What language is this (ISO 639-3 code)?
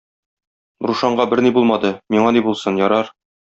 tat